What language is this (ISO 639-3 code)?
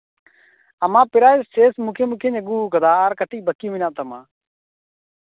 sat